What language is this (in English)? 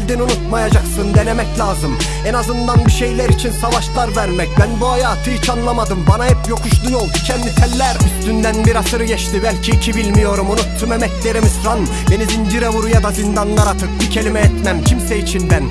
Turkish